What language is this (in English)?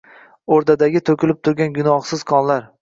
Uzbek